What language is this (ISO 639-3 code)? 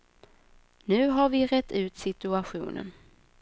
swe